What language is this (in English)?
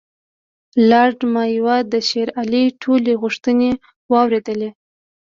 Pashto